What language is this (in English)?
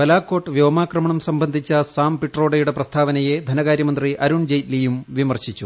Malayalam